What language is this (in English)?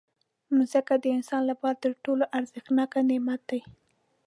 Pashto